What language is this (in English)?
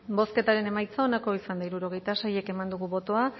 Basque